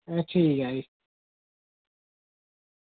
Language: Dogri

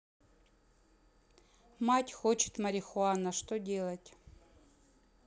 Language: Russian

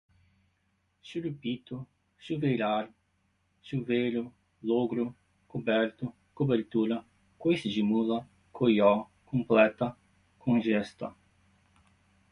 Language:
Portuguese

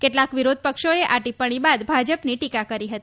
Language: Gujarati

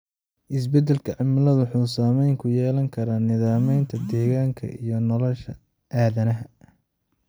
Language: Somali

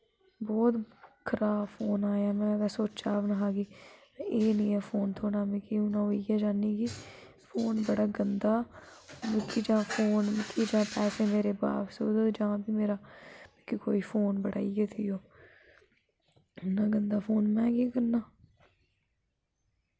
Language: Dogri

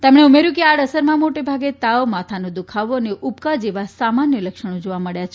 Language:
Gujarati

